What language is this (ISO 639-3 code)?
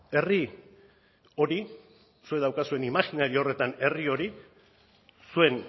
eus